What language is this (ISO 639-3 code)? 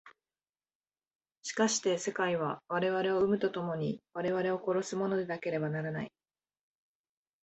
jpn